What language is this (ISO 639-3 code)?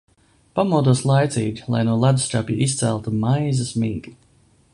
lav